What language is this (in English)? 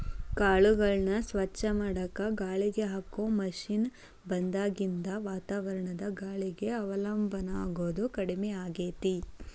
Kannada